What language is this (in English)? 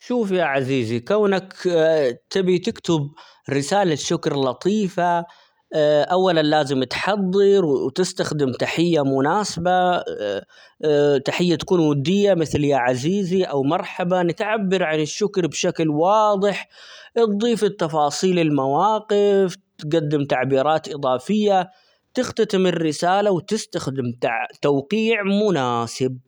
Omani Arabic